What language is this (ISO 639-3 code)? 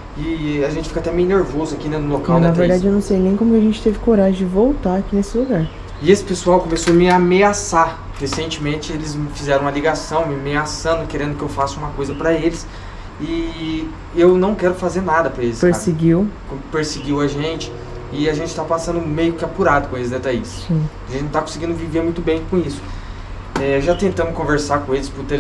por